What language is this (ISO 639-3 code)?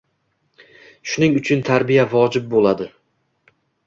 uzb